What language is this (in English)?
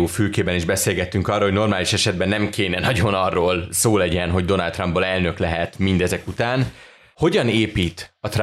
Hungarian